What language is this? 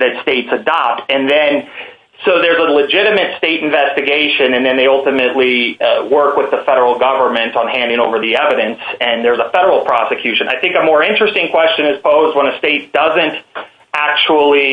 English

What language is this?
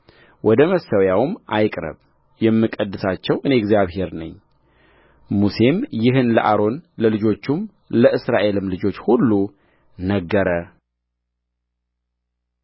Amharic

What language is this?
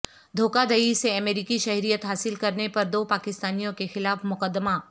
Urdu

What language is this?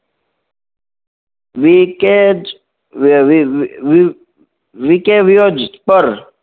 Gujarati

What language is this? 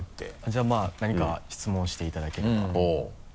Japanese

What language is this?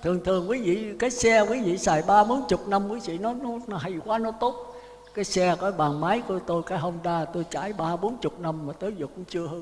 Vietnamese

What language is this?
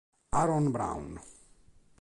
Italian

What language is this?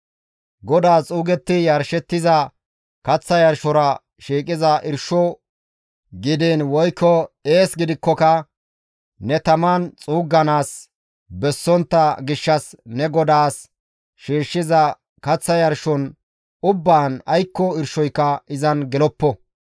Gamo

